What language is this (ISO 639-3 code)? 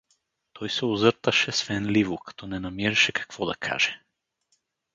bul